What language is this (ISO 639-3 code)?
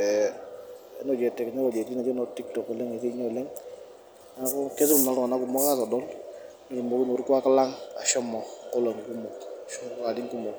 mas